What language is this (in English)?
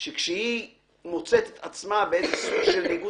Hebrew